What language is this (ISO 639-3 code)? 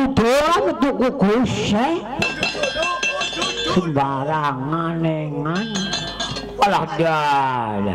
ind